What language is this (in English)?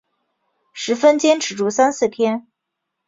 Chinese